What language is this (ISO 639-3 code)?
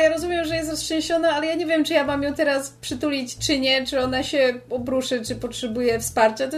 pol